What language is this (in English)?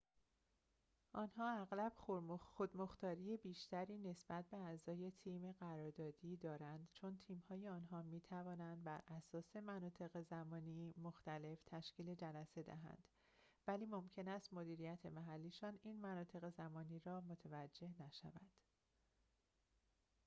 Persian